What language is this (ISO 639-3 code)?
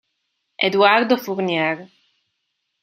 ita